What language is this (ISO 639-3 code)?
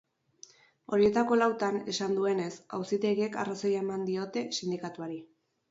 eus